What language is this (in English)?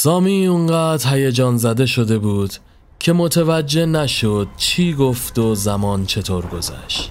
Persian